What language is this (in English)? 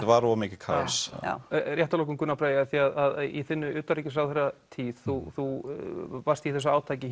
Icelandic